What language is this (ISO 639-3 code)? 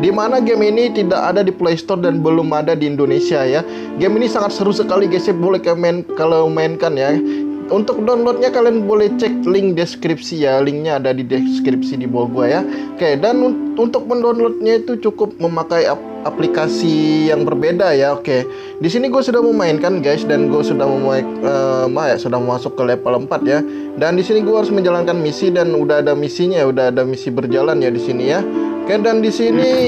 ind